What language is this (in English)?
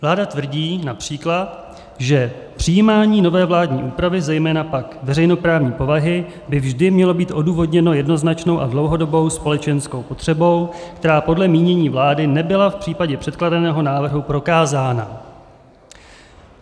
Czech